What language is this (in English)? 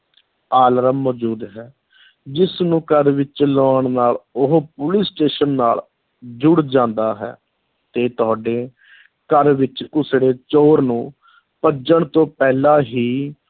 Punjabi